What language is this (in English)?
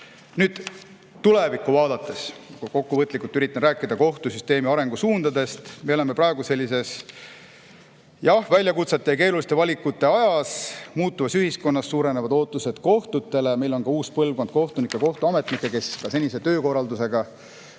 Estonian